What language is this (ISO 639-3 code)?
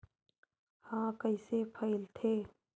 hne